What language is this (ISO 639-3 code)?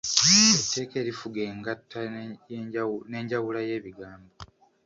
lug